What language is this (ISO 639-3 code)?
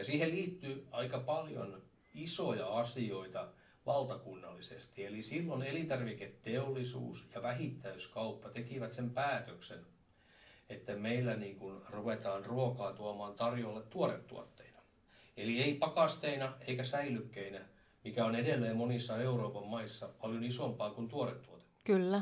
fin